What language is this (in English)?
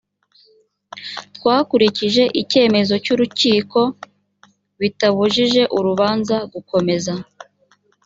Kinyarwanda